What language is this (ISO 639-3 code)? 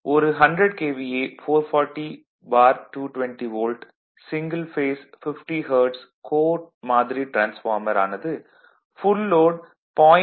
tam